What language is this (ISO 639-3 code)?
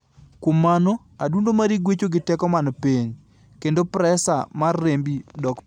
luo